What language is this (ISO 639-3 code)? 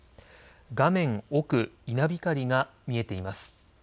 jpn